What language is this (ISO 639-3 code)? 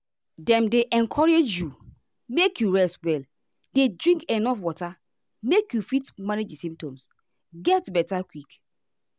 pcm